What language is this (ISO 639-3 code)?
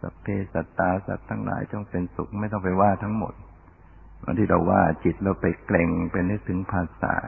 tha